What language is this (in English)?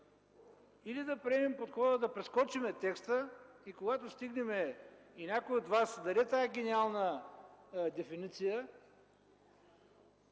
Bulgarian